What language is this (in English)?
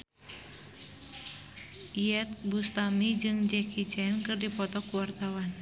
Sundanese